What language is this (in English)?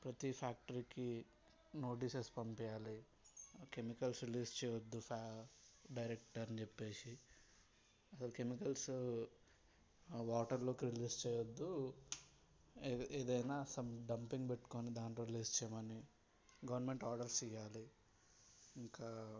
Telugu